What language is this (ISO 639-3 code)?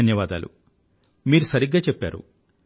tel